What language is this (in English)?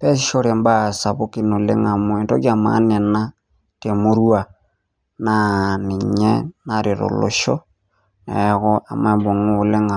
Masai